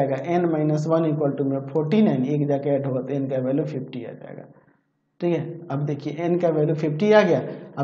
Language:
Hindi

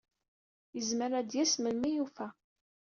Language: Kabyle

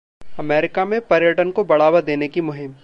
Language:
Hindi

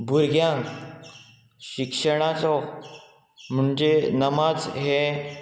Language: Konkani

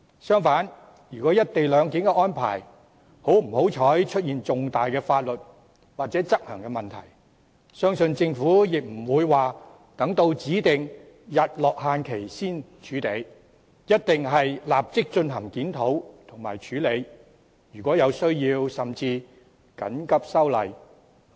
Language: Cantonese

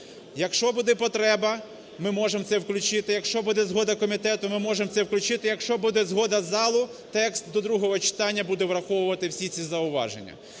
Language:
Ukrainian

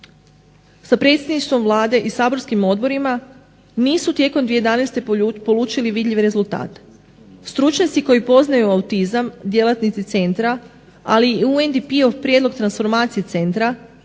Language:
Croatian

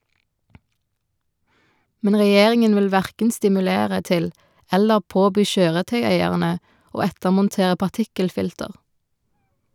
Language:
Norwegian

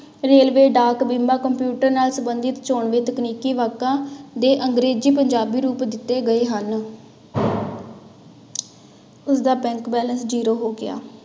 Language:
Punjabi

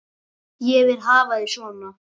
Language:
Icelandic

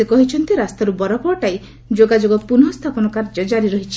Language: Odia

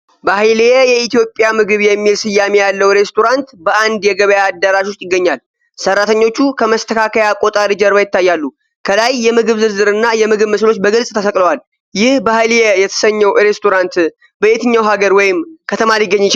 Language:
Amharic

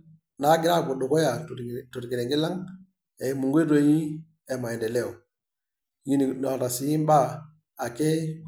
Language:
Masai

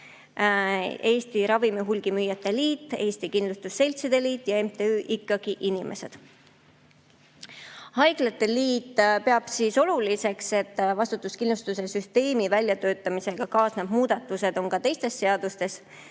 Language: Estonian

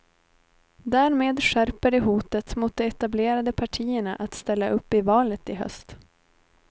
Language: Swedish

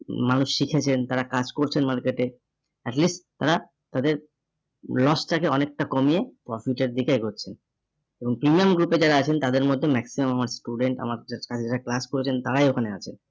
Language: Bangla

